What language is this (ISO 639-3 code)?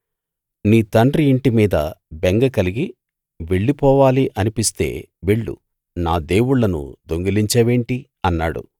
tel